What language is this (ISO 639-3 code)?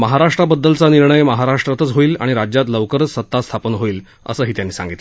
mar